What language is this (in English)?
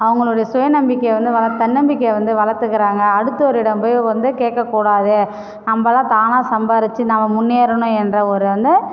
Tamil